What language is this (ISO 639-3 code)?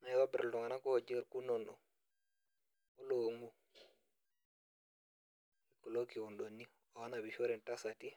mas